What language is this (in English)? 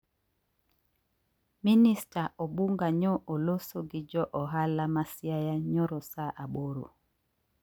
Luo (Kenya and Tanzania)